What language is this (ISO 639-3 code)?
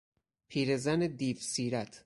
fas